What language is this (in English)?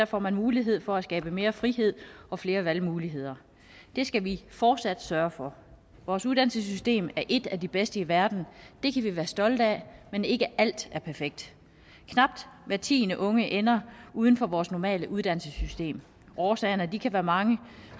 Danish